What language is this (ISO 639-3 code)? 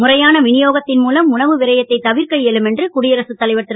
tam